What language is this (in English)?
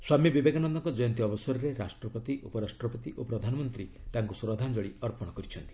Odia